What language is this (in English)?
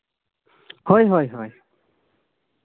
Santali